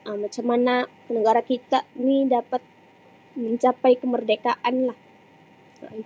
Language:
Sabah Malay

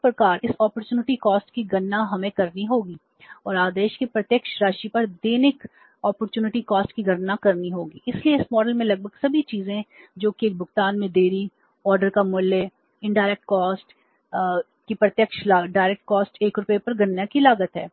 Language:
Hindi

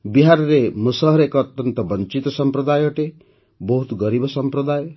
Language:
Odia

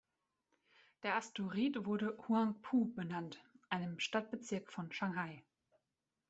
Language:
German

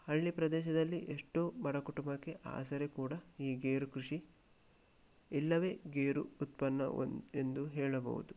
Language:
Kannada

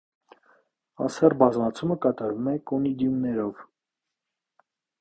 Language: Armenian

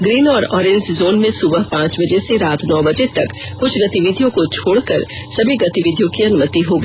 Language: Hindi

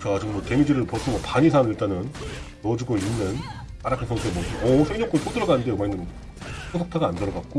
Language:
Korean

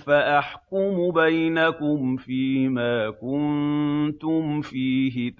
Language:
Arabic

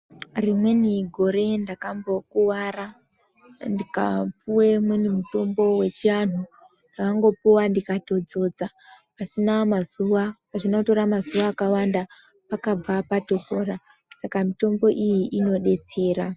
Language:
Ndau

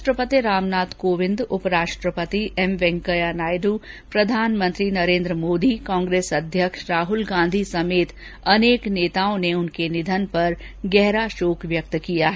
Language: Hindi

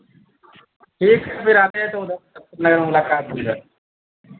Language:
Hindi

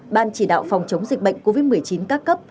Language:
Vietnamese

